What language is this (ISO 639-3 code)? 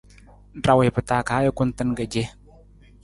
nmz